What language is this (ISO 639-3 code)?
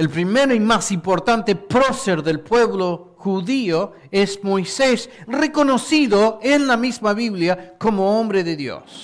spa